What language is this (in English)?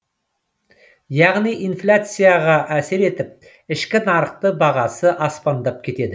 Kazakh